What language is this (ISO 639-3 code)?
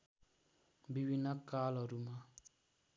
nep